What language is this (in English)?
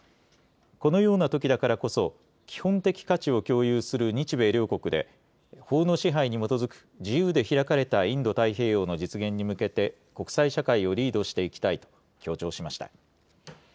Japanese